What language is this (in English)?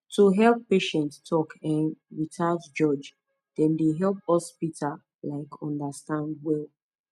Nigerian Pidgin